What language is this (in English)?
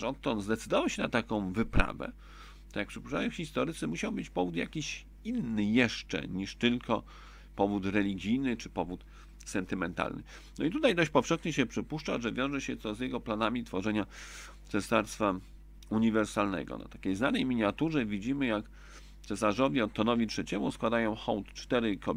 Polish